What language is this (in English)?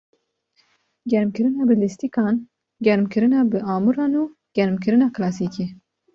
Kurdish